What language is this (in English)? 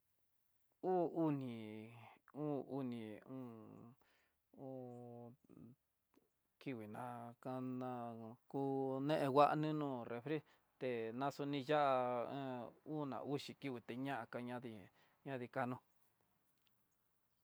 Tidaá Mixtec